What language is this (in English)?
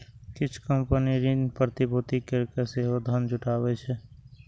Maithili